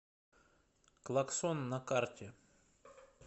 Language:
Russian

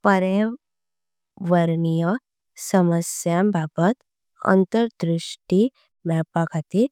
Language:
Konkani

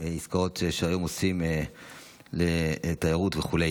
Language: Hebrew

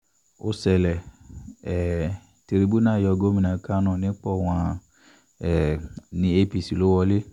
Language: Yoruba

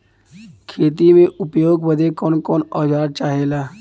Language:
Bhojpuri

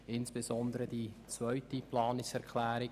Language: Swiss German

